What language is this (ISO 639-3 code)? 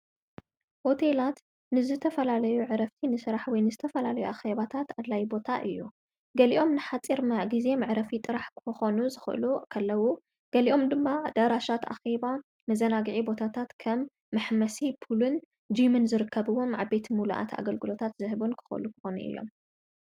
tir